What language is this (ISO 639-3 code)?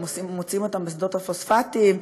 heb